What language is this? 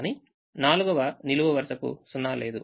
Telugu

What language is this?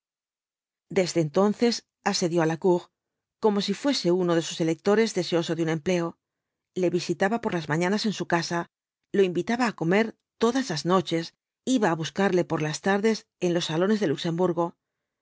Spanish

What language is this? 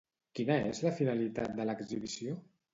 Catalan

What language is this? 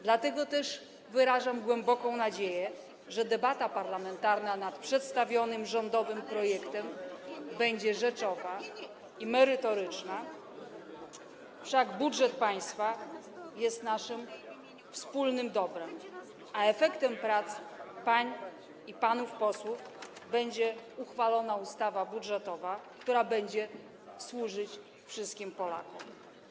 Polish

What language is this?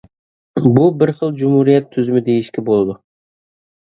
Uyghur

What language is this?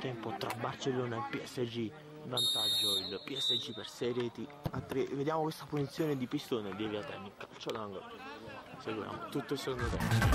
Italian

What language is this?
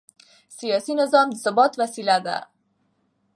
Pashto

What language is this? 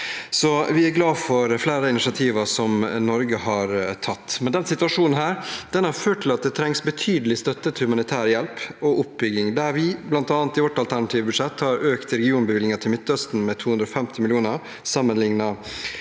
Norwegian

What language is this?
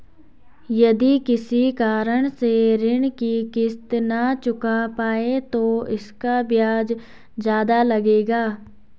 Hindi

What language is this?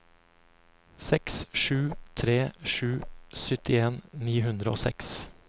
Norwegian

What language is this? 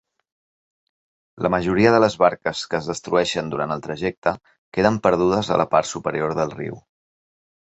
Catalan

